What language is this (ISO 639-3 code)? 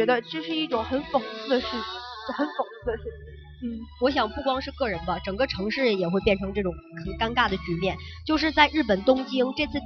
zho